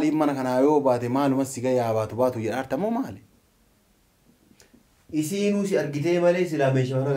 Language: Arabic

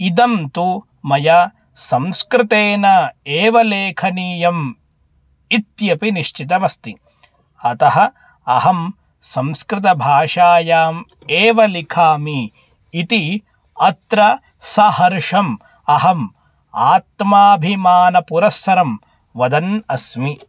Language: Sanskrit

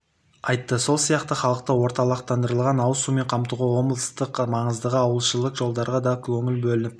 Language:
Kazakh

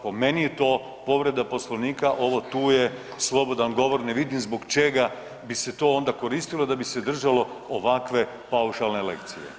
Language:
Croatian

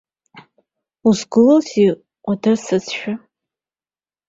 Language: Abkhazian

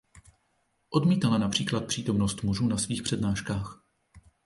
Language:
Czech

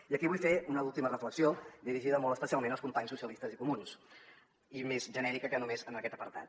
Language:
Catalan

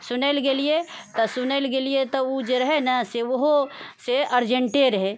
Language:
Maithili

